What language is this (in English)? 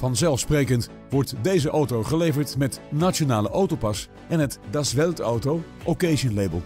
Dutch